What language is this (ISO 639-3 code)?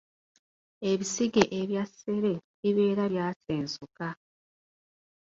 lug